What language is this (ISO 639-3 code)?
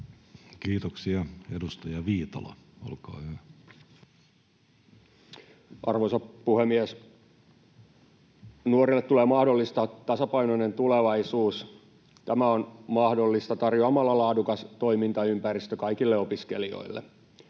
fin